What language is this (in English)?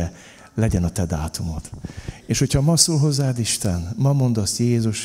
Hungarian